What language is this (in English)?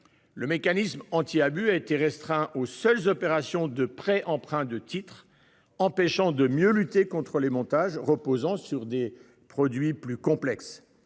French